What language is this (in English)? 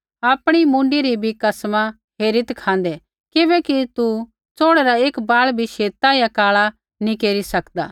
Kullu Pahari